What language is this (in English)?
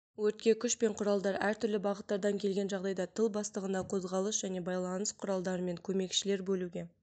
Kazakh